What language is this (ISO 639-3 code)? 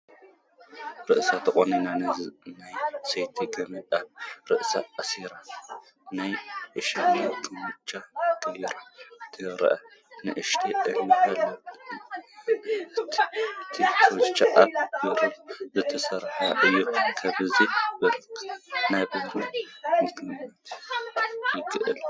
tir